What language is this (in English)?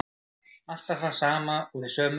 Icelandic